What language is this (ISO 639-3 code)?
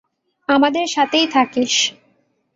ben